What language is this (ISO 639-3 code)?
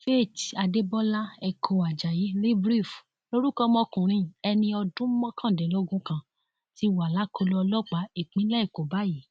yor